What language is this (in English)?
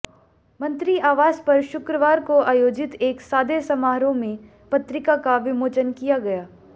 Hindi